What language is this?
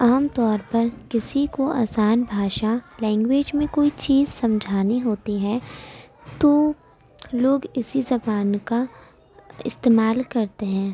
Urdu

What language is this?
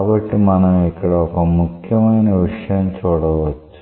Telugu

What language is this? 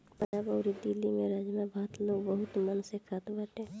Bhojpuri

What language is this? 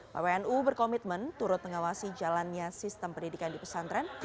Indonesian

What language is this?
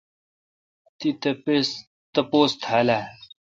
Kalkoti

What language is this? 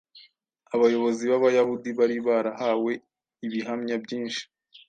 Kinyarwanda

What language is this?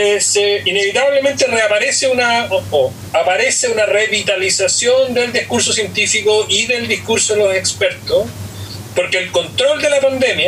Spanish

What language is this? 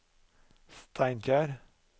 Norwegian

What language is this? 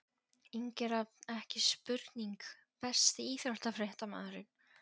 Icelandic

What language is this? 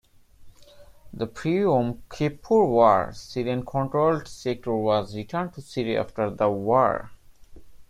English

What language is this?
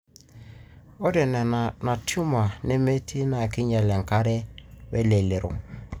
Masai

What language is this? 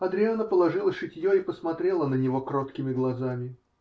Russian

